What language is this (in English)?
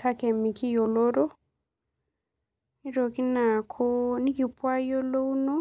Masai